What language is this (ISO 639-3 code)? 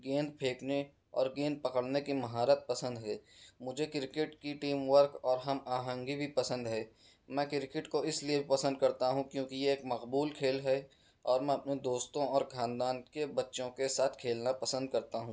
urd